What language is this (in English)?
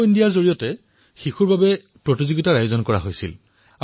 Assamese